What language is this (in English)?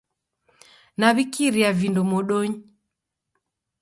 Taita